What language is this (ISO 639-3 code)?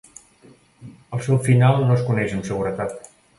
cat